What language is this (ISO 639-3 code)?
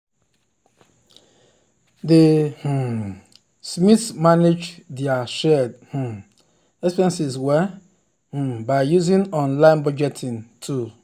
pcm